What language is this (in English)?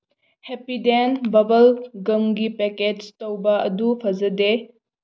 Manipuri